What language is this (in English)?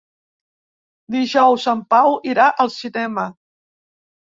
Catalan